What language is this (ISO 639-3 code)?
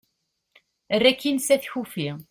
kab